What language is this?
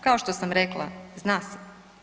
Croatian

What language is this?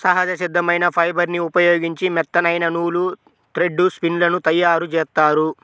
Telugu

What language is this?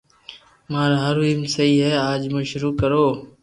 Loarki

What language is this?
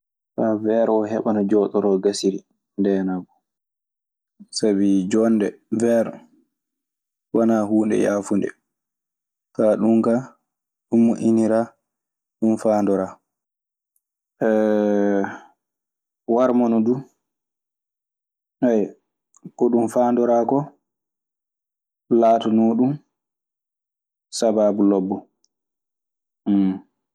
Maasina Fulfulde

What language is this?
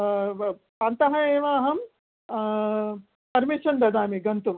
Sanskrit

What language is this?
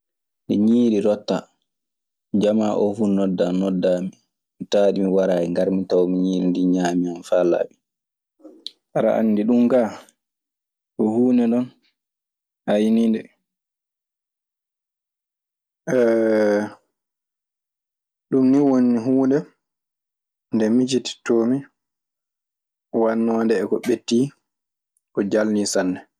Maasina Fulfulde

